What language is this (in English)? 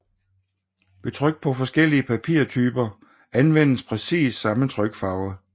Danish